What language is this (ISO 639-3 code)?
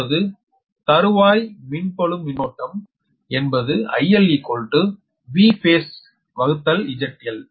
tam